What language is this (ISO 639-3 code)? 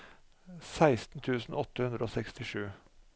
nor